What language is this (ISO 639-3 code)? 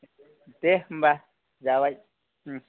brx